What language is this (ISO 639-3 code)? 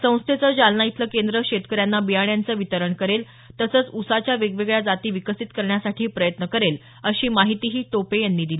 mar